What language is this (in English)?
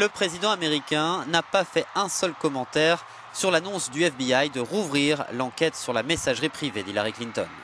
French